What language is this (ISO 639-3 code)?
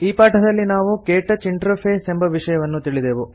kan